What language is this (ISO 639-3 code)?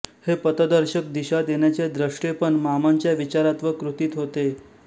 mar